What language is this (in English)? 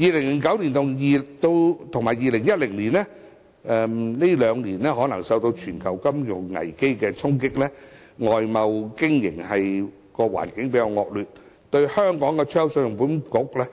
Cantonese